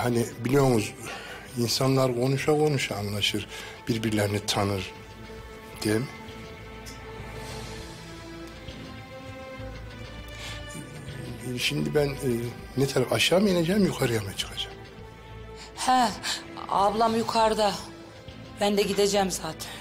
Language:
Turkish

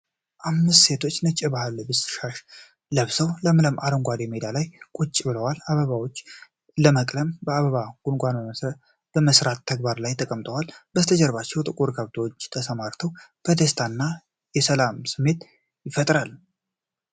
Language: Amharic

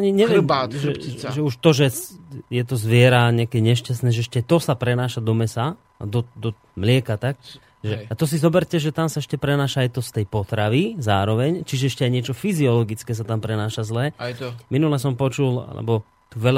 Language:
Slovak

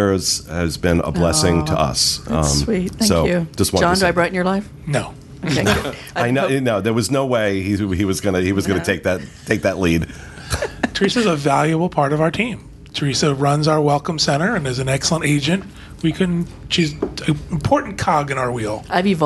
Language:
English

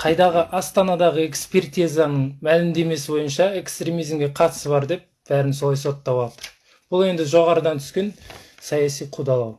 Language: Kazakh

